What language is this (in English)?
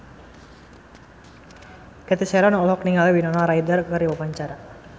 Sundanese